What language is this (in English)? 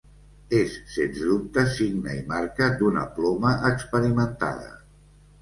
Catalan